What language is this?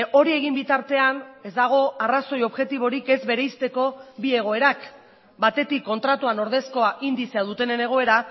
Basque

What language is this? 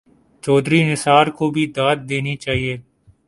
Urdu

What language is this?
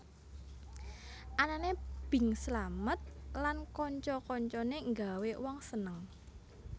Javanese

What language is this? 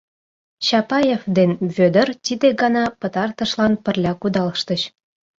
Mari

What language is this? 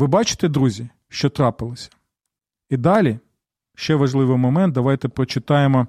Ukrainian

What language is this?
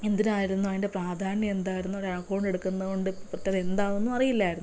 Malayalam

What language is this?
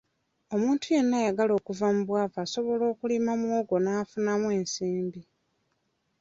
Ganda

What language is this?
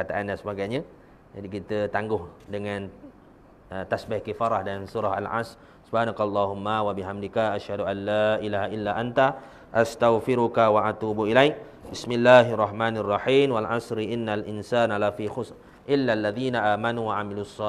Malay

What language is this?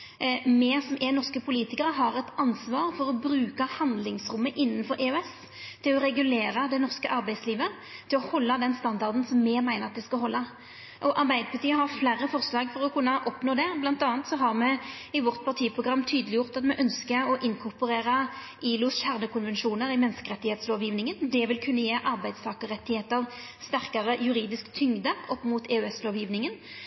Norwegian Nynorsk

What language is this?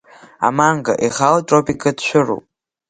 Abkhazian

